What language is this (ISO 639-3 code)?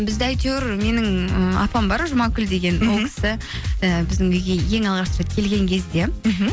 kaz